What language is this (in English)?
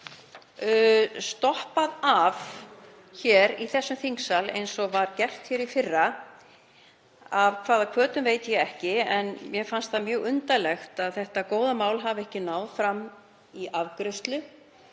Icelandic